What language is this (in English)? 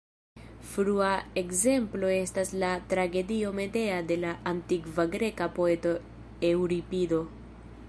Esperanto